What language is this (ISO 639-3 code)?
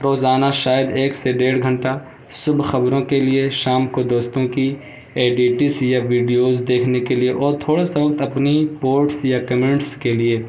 urd